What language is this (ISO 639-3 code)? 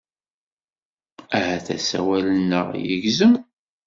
kab